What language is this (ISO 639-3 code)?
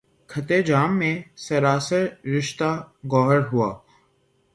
urd